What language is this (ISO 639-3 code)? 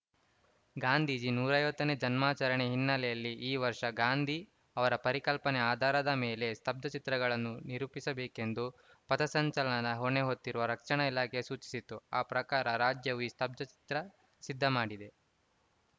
kan